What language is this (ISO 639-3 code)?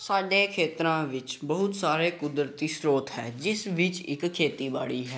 pan